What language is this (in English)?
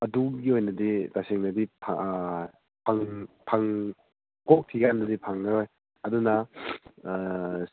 Manipuri